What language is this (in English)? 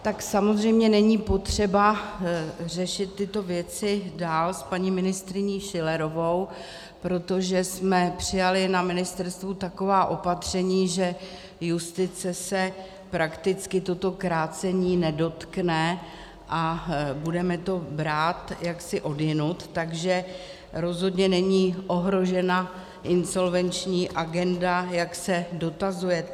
Czech